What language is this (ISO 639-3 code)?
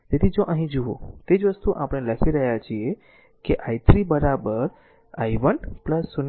guj